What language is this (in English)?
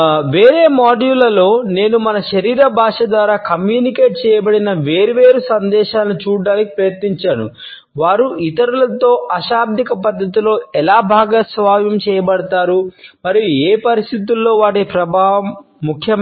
Telugu